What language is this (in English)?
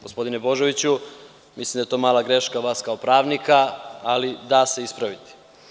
Serbian